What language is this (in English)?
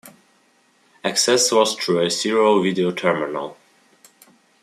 English